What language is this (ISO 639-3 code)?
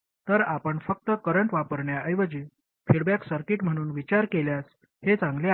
mar